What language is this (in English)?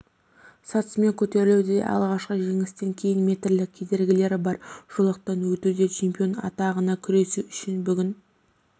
Kazakh